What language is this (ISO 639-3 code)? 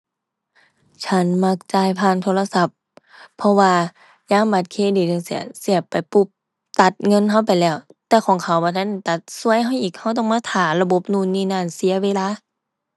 tha